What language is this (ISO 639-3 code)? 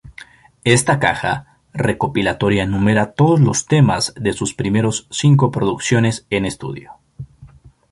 spa